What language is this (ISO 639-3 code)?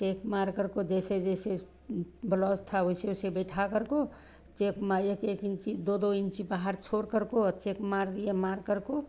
hin